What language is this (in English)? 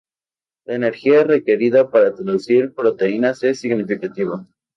Spanish